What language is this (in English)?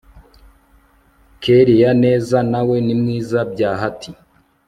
Kinyarwanda